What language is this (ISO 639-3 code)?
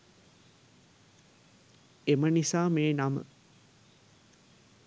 sin